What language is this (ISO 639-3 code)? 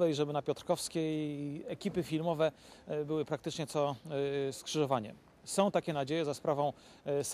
pol